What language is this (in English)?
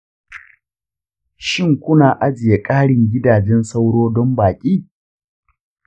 Hausa